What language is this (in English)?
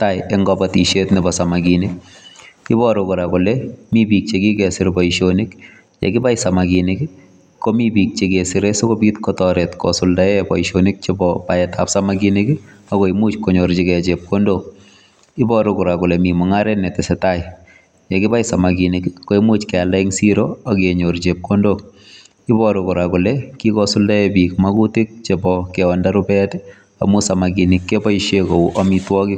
Kalenjin